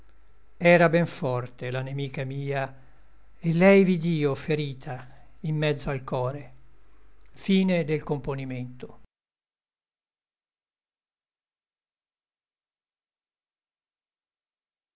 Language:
Italian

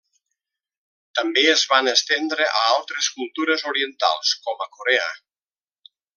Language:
Catalan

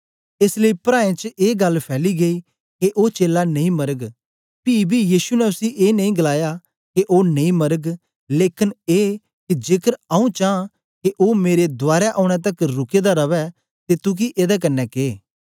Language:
Dogri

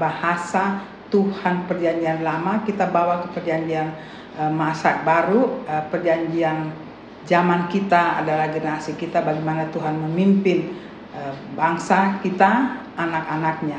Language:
Indonesian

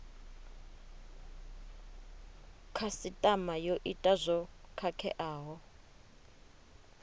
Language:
Venda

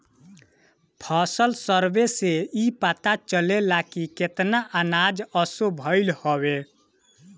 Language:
Bhojpuri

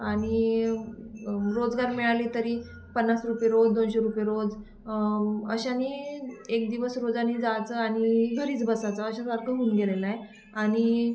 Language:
Marathi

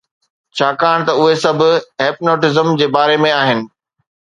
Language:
Sindhi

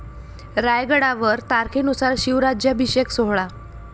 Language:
Marathi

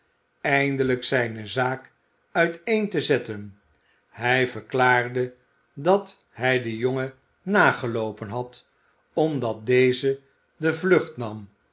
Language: Dutch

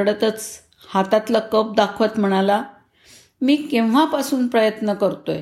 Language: Marathi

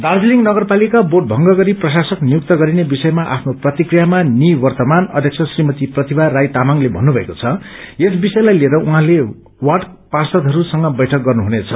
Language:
Nepali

